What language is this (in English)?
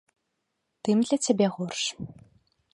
Belarusian